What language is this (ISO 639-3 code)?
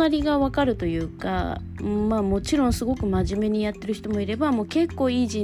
jpn